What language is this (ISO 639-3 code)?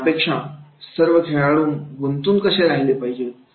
mar